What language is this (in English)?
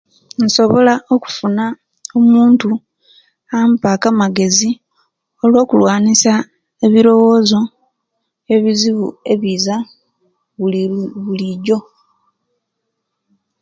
Kenyi